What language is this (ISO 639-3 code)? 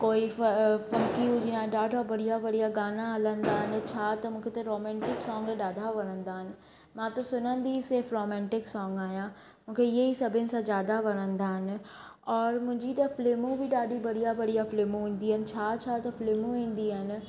snd